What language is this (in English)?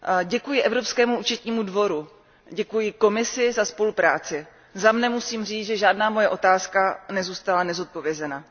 Czech